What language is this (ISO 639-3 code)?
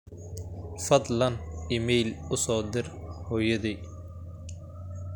som